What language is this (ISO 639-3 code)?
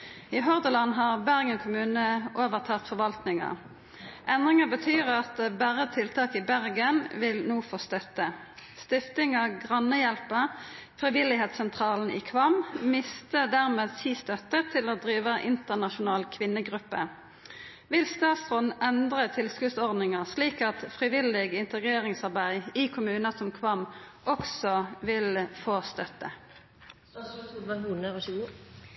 nno